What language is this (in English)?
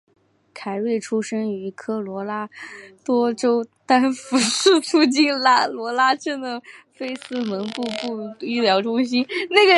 Chinese